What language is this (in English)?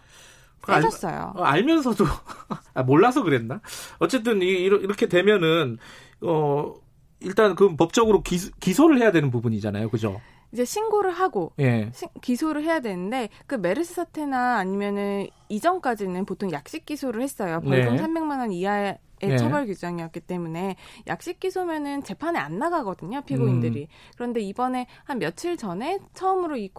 Korean